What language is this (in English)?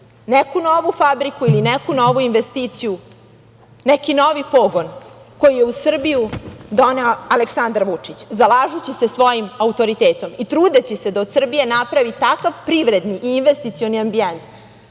Serbian